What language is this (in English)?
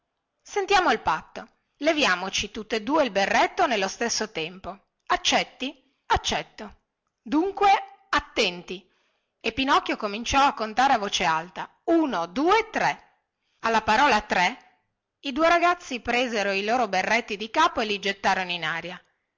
Italian